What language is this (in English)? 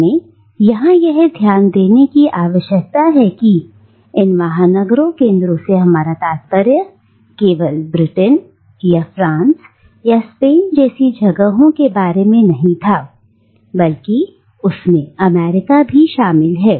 Hindi